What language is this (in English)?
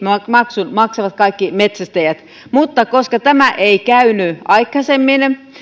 Finnish